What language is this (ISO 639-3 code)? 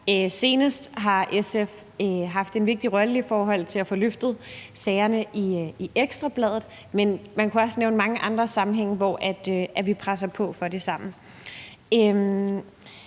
dan